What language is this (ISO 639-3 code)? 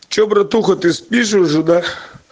rus